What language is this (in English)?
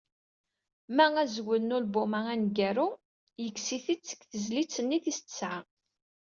Kabyle